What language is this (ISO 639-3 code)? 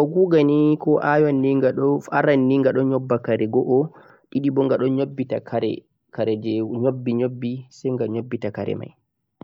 fuq